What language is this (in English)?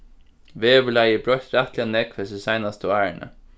Faroese